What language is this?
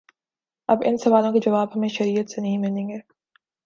Urdu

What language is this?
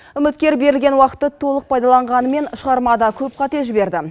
Kazakh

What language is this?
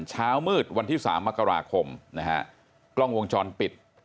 Thai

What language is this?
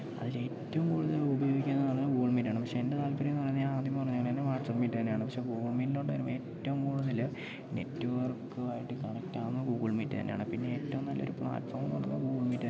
Malayalam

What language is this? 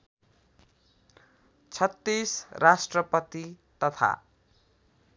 Nepali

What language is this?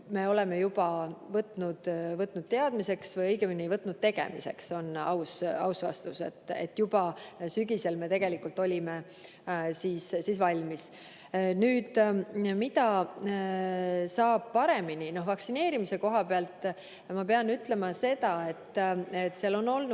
Estonian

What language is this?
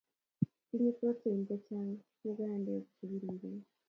Kalenjin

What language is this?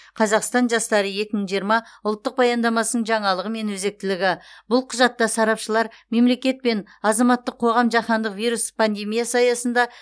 Kazakh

